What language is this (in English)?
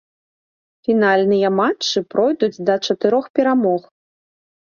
Belarusian